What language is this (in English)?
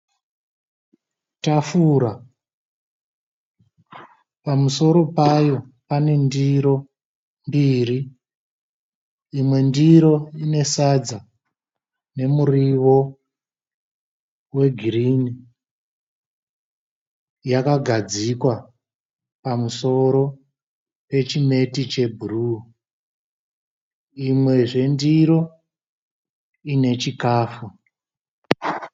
Shona